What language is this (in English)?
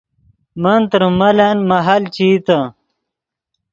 Yidgha